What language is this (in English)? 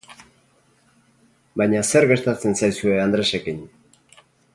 Basque